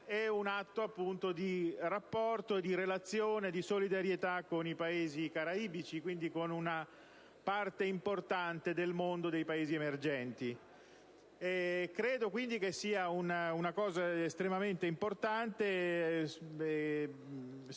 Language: Italian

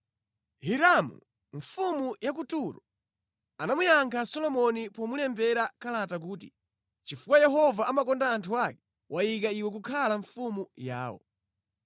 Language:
Nyanja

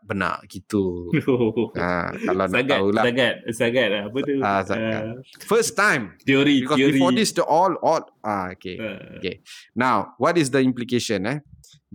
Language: Malay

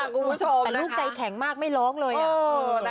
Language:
Thai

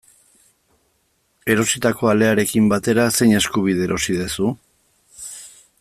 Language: Basque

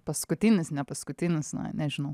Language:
Lithuanian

